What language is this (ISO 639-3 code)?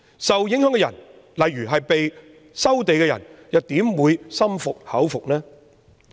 yue